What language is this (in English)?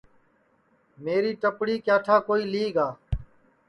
Sansi